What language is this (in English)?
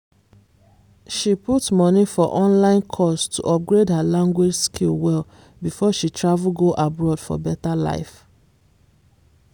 Nigerian Pidgin